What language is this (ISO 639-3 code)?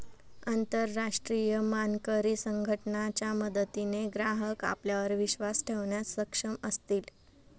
mar